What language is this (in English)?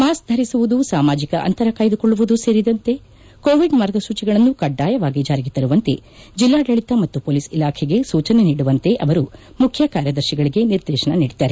Kannada